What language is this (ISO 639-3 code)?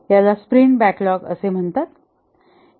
mar